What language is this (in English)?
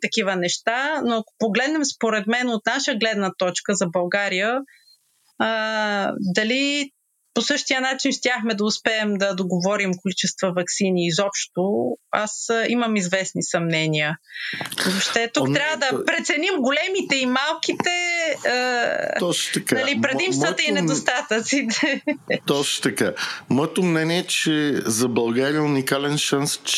Bulgarian